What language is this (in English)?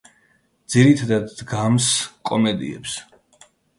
Georgian